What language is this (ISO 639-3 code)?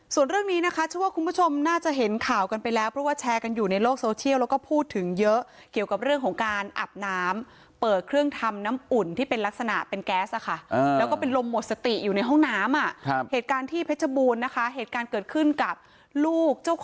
tha